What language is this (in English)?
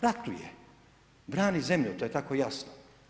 Croatian